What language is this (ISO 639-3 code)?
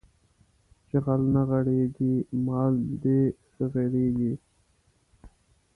pus